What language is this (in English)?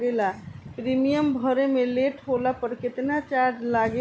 Bhojpuri